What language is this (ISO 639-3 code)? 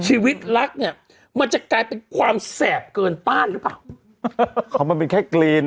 tha